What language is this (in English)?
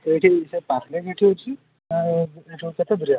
Odia